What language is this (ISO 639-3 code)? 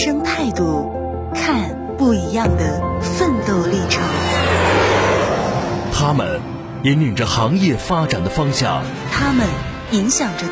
zho